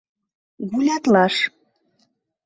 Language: Mari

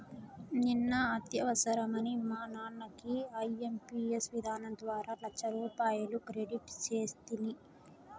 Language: Telugu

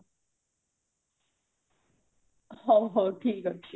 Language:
Odia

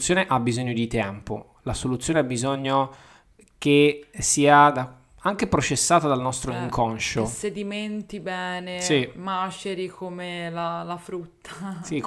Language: Italian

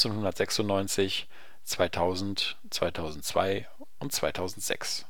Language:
German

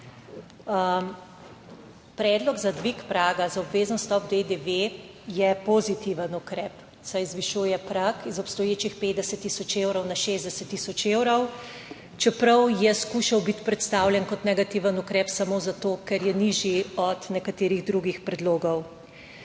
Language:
Slovenian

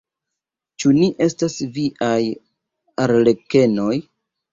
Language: Esperanto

